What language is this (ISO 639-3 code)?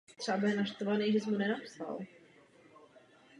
ces